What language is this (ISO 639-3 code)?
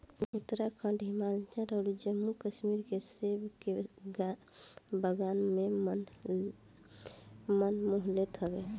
bho